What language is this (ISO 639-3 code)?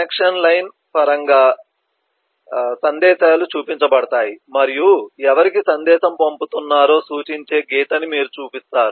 tel